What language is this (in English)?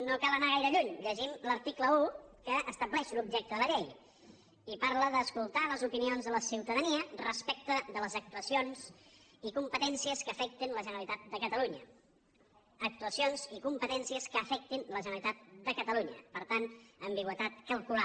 Catalan